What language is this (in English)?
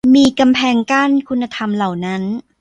Thai